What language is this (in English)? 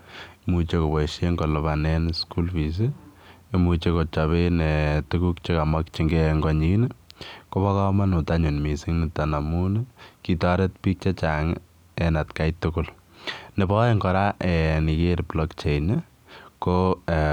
Kalenjin